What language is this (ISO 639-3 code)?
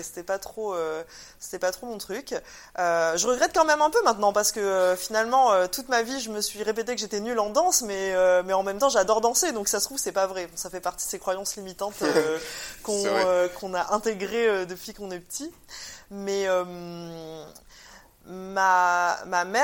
fra